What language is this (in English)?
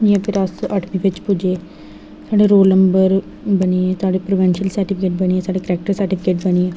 Dogri